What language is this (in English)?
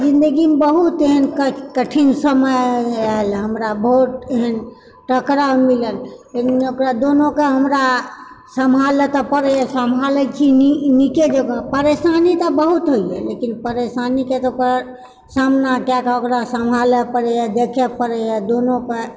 Maithili